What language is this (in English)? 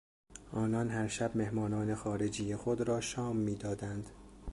Persian